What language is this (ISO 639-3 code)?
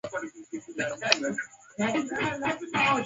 swa